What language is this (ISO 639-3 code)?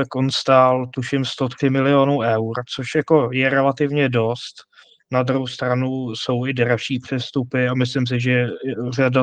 ces